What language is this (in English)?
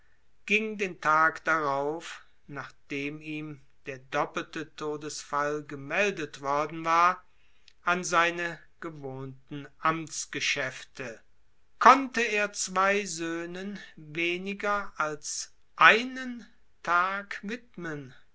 German